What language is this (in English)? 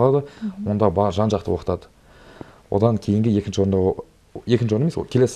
Russian